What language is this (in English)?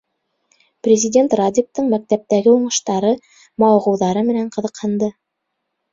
Bashkir